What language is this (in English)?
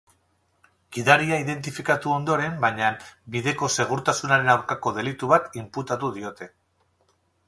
Basque